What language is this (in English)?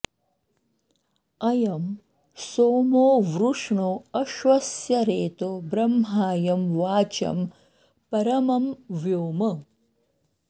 Sanskrit